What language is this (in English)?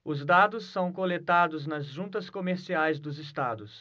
Portuguese